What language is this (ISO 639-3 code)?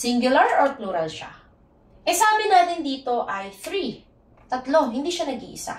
fil